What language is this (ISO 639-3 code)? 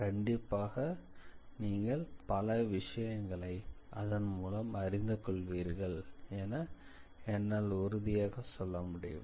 tam